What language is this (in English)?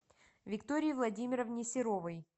Russian